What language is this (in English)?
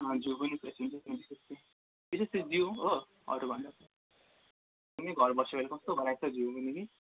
Nepali